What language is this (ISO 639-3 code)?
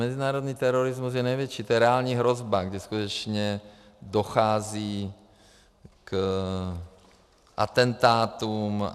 ces